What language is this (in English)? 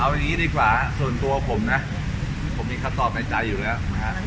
Thai